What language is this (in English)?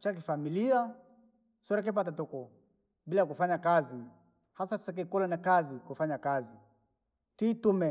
Langi